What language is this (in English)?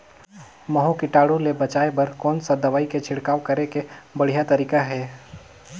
Chhattisgarhi